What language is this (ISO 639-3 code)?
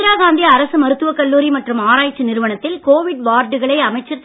tam